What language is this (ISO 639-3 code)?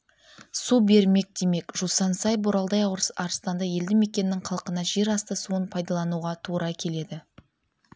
kaz